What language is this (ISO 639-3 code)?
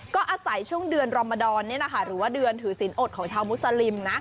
tha